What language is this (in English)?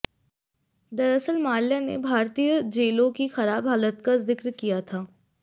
Hindi